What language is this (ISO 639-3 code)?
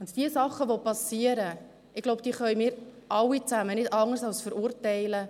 gsw